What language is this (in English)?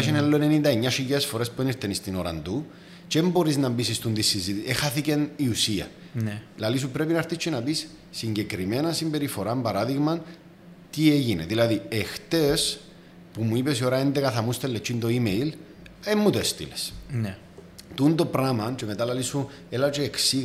Greek